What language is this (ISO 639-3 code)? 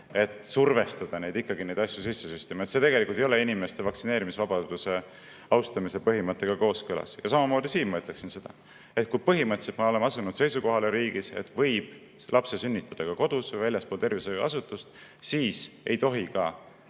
est